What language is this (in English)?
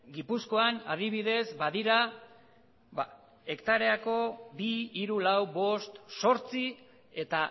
Basque